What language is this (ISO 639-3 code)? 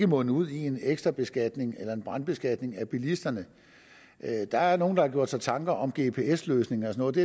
dan